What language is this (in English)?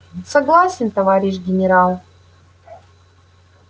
Russian